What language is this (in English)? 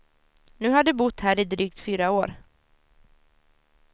Swedish